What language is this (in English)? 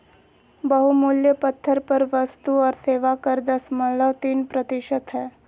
Magahi